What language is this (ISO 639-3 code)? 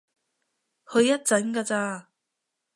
yue